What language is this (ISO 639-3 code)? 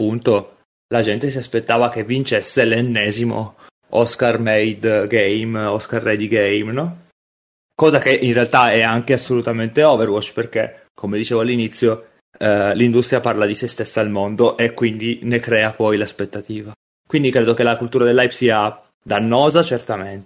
ita